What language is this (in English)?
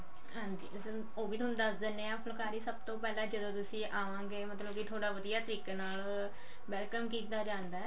Punjabi